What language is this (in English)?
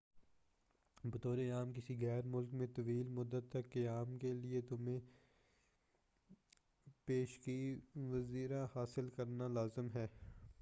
Urdu